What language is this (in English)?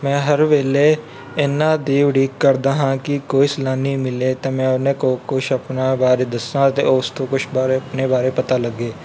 Punjabi